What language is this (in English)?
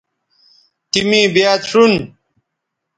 Bateri